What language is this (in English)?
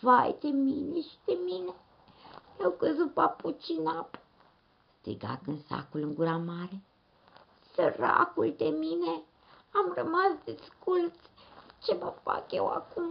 Romanian